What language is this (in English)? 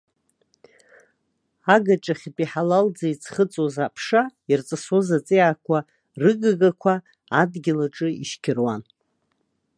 Abkhazian